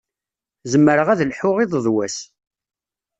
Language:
Kabyle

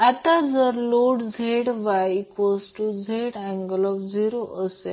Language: Marathi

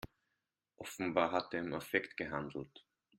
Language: German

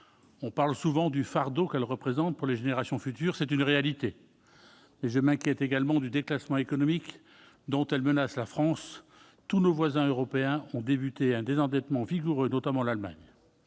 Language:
French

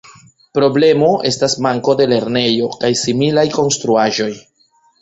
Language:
Esperanto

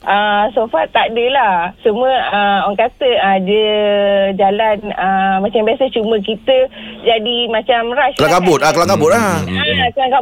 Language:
Malay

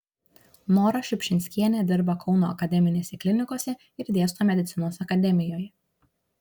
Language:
Lithuanian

